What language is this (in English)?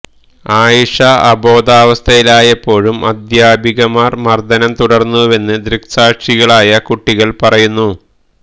Malayalam